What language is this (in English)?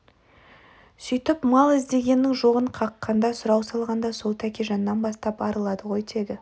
Kazakh